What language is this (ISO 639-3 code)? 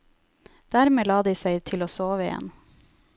nor